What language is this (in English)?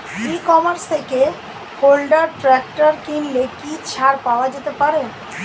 Bangla